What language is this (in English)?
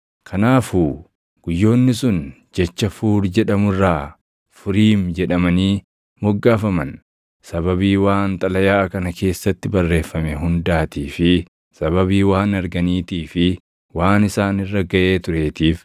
Oromo